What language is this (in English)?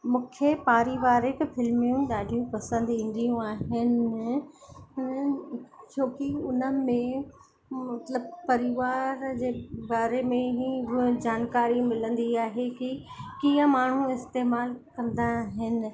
Sindhi